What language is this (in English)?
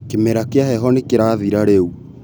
Kikuyu